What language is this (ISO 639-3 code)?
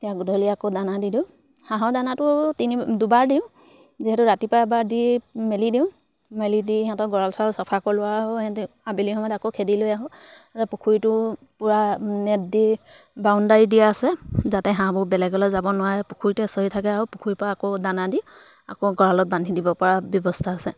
asm